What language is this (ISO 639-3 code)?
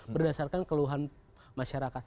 ind